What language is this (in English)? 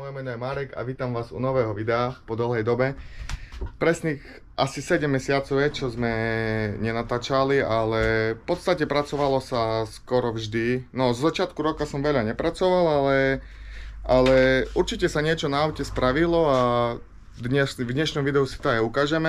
Slovak